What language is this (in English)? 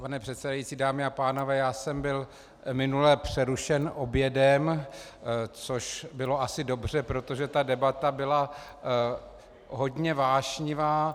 Czech